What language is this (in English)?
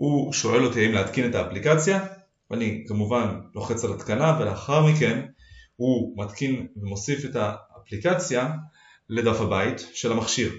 Hebrew